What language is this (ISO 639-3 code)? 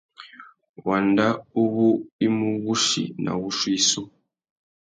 bag